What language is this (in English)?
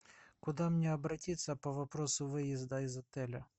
Russian